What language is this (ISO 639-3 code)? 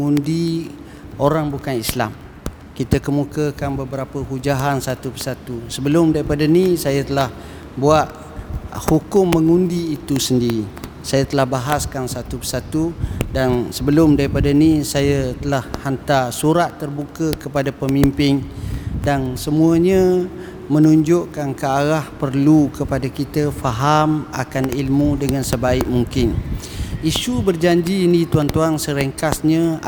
msa